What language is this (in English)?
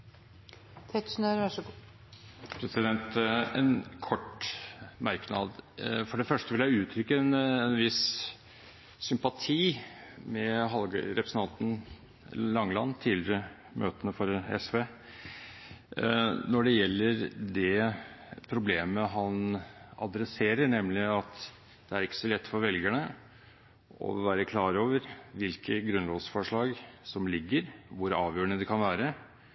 Norwegian Bokmål